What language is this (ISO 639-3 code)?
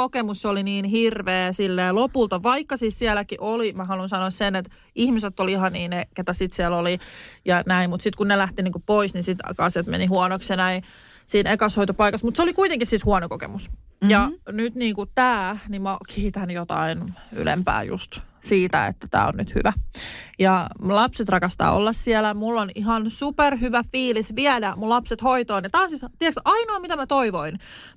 fin